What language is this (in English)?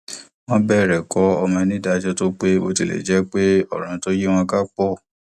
Yoruba